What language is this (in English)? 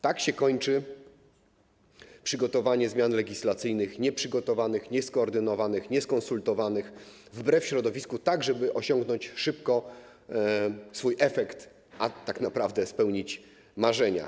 Polish